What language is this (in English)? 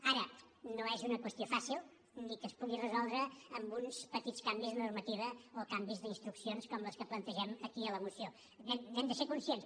Catalan